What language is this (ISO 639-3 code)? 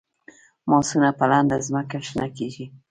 pus